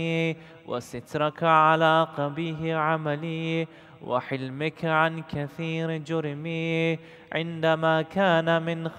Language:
Arabic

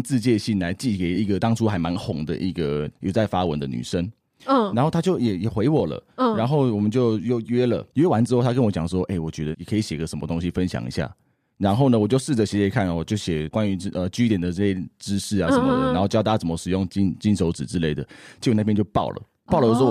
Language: Chinese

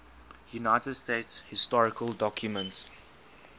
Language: English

